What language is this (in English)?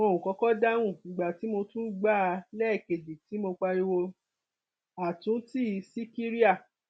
Yoruba